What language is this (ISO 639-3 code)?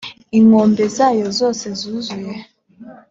kin